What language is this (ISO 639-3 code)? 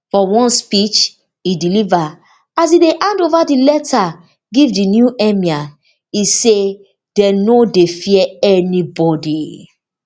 pcm